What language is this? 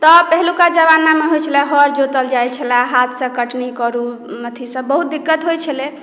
Maithili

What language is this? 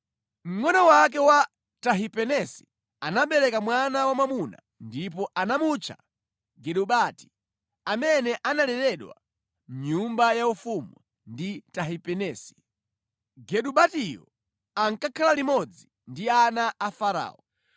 Nyanja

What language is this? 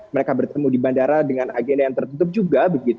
Indonesian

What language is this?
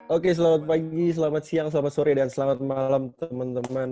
Indonesian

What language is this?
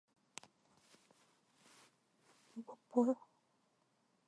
Korean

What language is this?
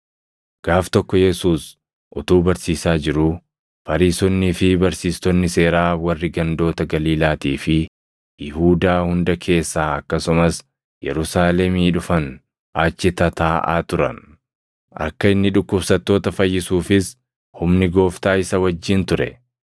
Oromo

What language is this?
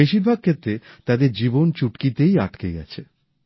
Bangla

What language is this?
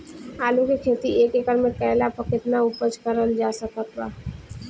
Bhojpuri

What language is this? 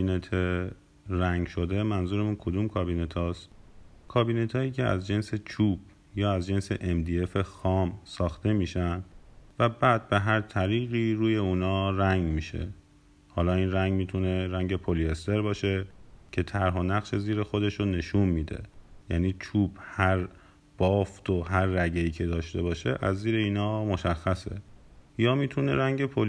Persian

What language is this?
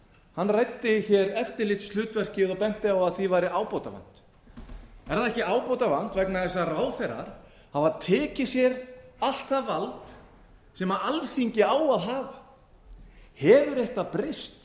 Icelandic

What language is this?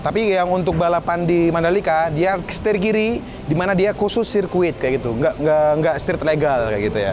Indonesian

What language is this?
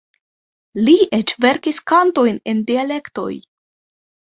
Esperanto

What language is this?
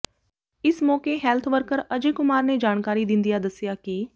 Punjabi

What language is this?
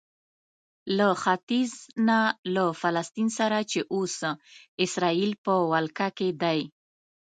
Pashto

